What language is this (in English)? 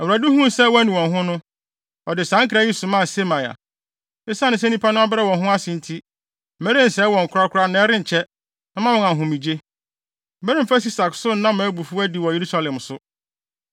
Akan